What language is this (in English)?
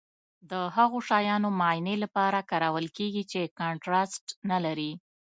Pashto